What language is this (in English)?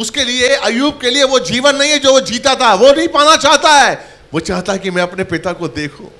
Hindi